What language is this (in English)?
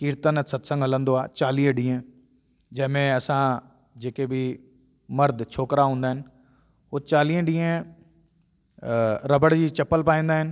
Sindhi